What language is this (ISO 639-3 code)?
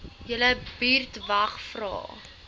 afr